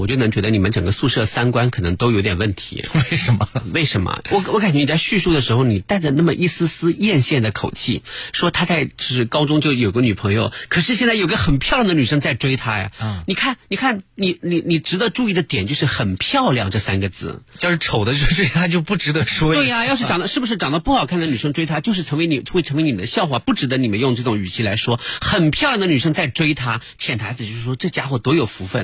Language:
Chinese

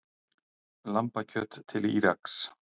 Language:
Icelandic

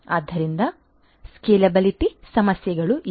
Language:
Kannada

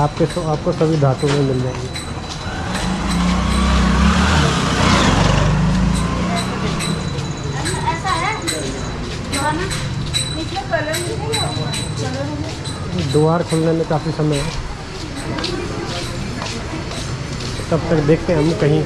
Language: Hindi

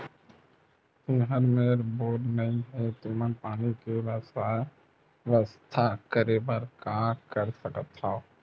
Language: Chhattisgarhi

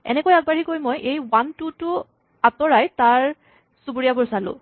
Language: Assamese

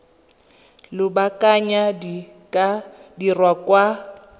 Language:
Tswana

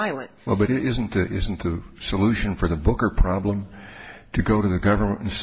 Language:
English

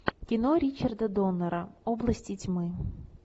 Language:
Russian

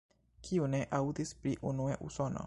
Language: Esperanto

